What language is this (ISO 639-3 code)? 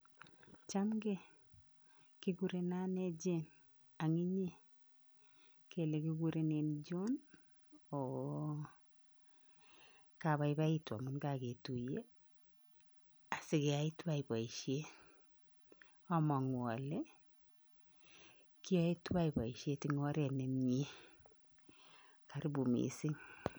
kln